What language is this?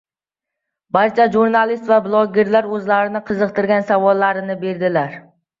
Uzbek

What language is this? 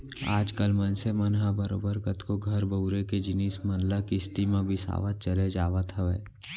Chhattisgarhi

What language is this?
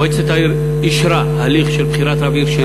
Hebrew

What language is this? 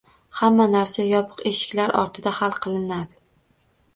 Uzbek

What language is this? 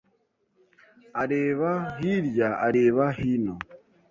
Kinyarwanda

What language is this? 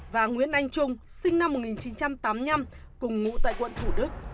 Vietnamese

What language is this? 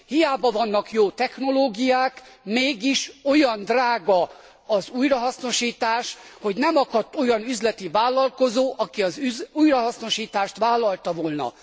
Hungarian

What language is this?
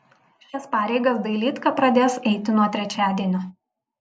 Lithuanian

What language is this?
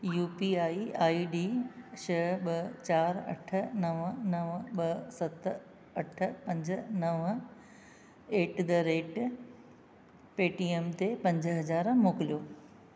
Sindhi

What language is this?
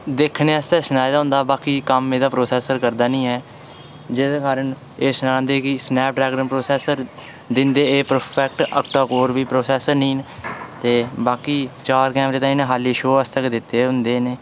Dogri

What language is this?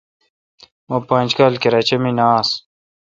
Kalkoti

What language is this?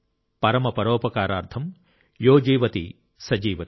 Telugu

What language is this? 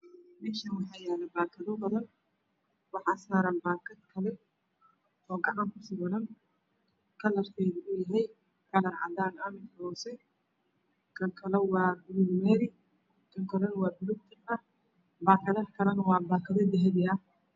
Somali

